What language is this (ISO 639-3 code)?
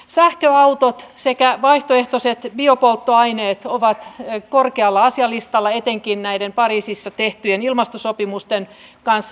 fin